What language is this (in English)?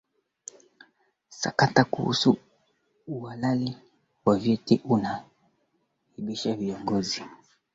Swahili